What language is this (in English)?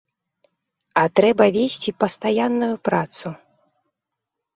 Belarusian